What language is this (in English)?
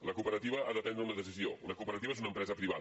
Catalan